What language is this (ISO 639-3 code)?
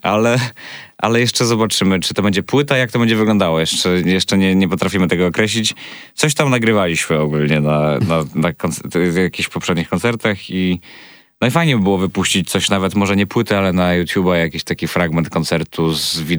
pol